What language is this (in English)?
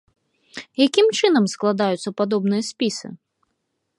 Belarusian